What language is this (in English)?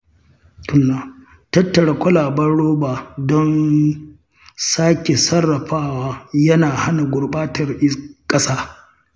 Hausa